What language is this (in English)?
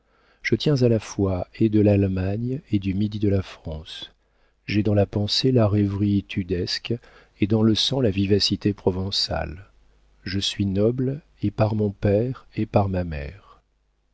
French